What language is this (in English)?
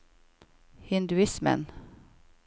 Norwegian